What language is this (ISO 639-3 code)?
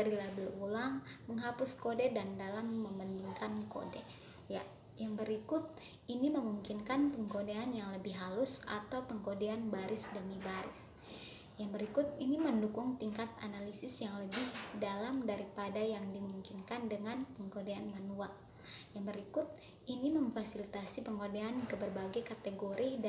ind